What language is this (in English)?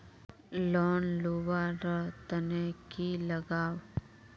Magahi